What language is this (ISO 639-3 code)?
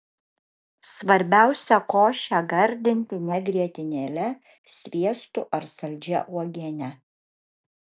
lit